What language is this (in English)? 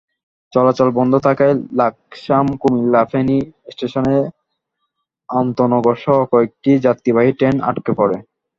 Bangla